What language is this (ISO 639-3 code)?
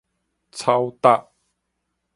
nan